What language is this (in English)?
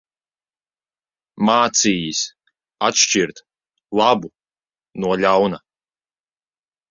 Latvian